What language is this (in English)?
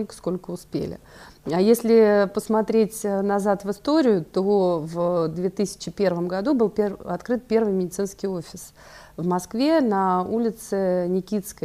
Russian